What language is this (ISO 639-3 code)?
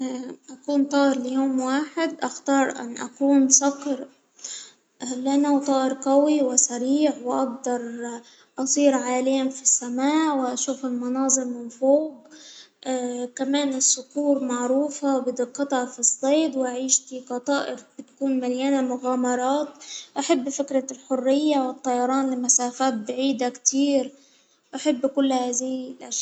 acw